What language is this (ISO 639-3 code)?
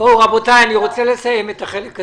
heb